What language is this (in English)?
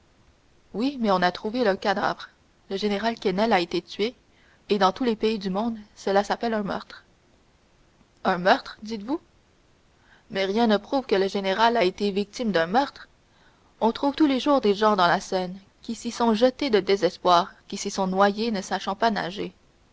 French